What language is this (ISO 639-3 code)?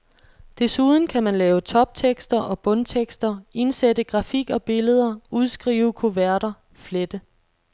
dan